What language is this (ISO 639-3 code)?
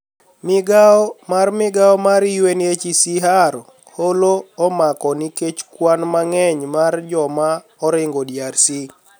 luo